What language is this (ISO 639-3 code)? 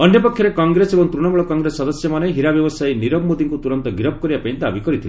ori